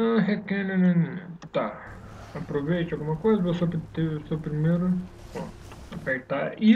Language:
Portuguese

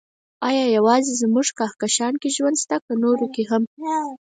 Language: Pashto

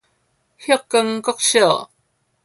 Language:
Min Nan Chinese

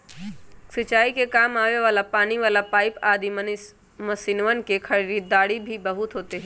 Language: Magahi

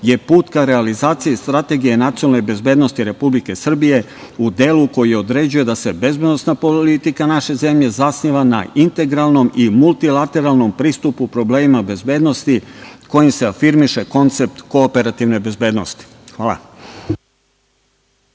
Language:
Serbian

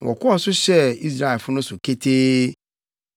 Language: Akan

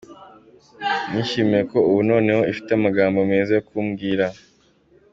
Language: Kinyarwanda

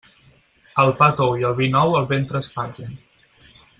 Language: Catalan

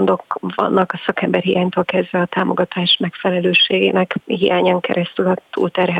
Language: Hungarian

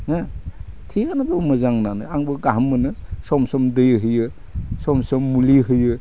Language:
Bodo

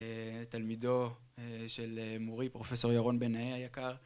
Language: Hebrew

